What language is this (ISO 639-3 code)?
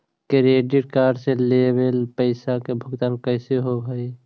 mag